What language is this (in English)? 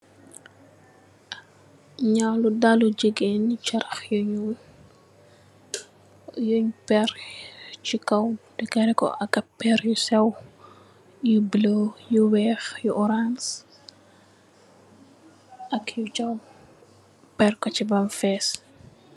Wolof